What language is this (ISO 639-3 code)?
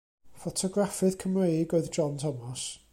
cym